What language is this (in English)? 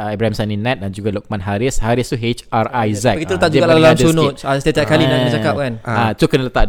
Malay